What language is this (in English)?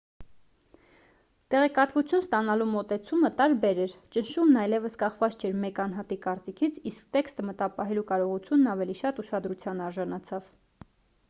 Armenian